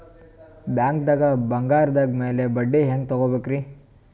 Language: Kannada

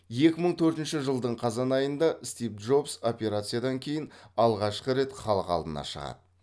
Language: Kazakh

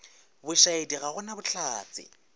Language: Northern Sotho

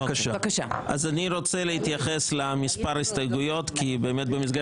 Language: Hebrew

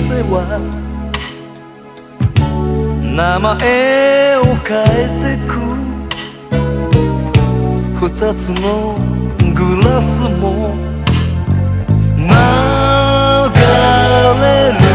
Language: Arabic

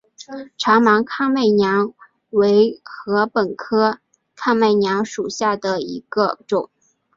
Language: Chinese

